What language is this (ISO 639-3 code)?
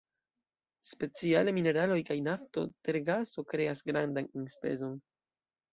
epo